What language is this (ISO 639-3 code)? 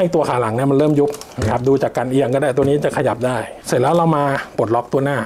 tha